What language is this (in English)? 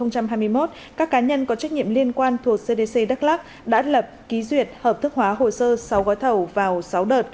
Vietnamese